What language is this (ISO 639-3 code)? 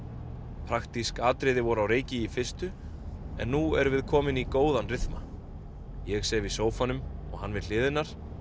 isl